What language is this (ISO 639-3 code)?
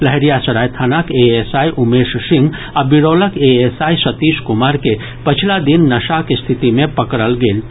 mai